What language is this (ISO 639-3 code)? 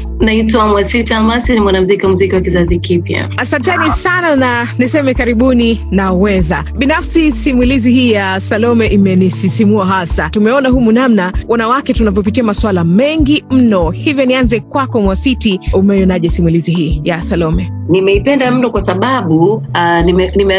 swa